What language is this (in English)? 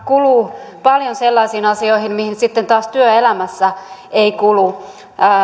Finnish